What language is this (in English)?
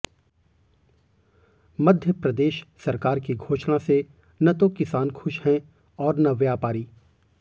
Hindi